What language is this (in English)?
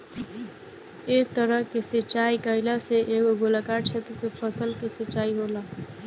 Bhojpuri